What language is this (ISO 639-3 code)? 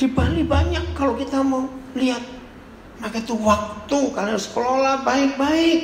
ind